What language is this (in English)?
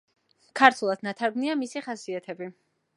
Georgian